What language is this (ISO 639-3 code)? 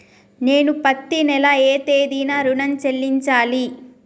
tel